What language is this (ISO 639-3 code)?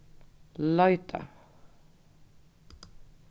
fao